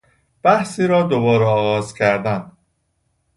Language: Persian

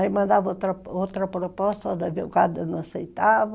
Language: Portuguese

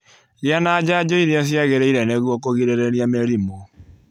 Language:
Kikuyu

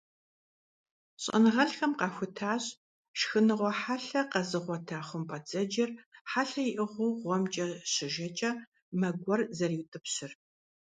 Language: Kabardian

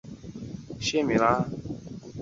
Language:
Chinese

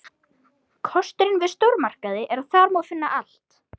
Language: Icelandic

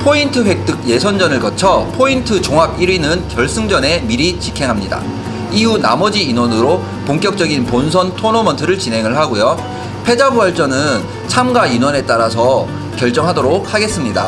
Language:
Korean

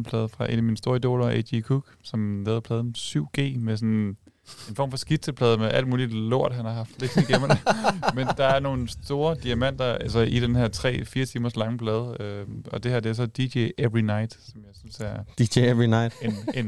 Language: Danish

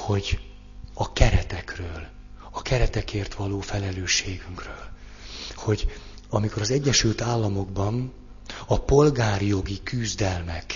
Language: Hungarian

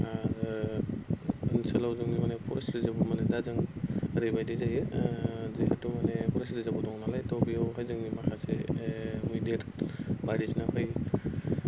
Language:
Bodo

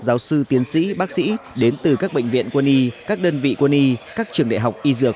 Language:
Vietnamese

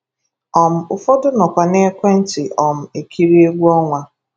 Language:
Igbo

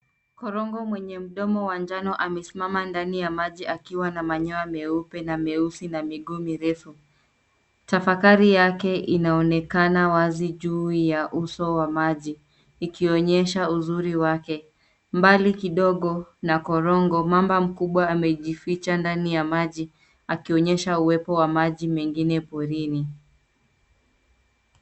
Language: Swahili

